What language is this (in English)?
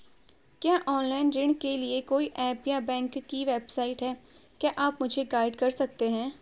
Hindi